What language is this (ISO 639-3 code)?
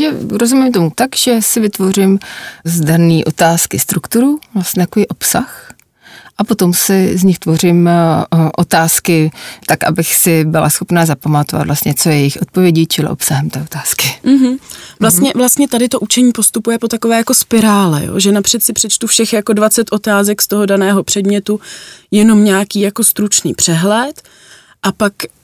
ces